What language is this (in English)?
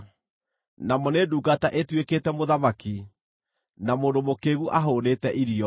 Kikuyu